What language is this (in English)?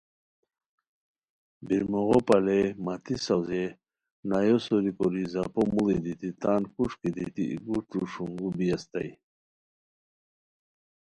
Khowar